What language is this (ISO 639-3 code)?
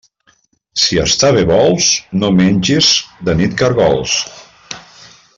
cat